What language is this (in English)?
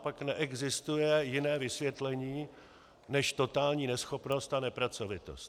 Czech